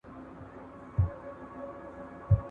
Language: Pashto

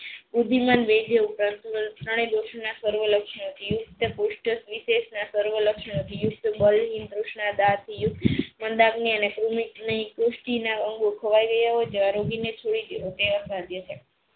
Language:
Gujarati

